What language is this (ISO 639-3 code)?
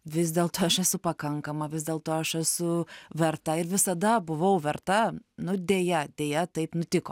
lit